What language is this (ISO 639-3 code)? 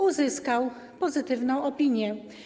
pol